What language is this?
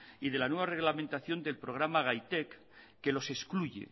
Spanish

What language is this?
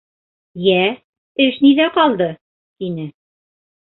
Bashkir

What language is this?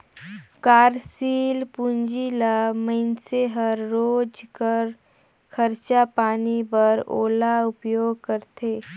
Chhattisgarhi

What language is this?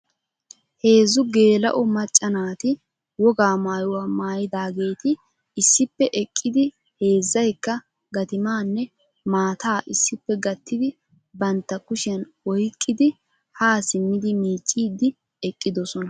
Wolaytta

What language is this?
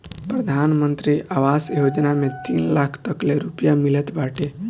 Bhojpuri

